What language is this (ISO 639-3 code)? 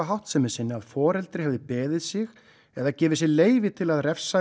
isl